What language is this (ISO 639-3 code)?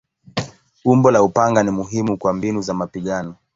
swa